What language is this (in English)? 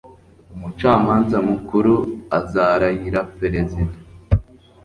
Kinyarwanda